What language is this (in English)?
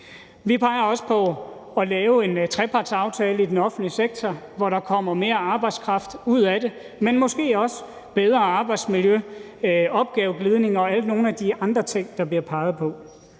Danish